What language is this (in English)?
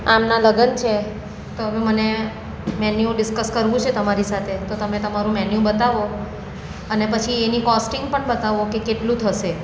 Gujarati